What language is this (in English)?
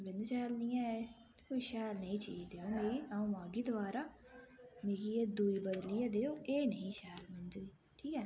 Dogri